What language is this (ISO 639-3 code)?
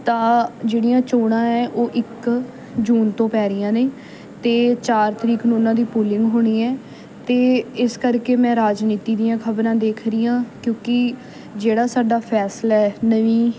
pan